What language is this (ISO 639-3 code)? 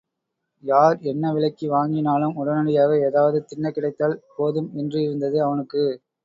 tam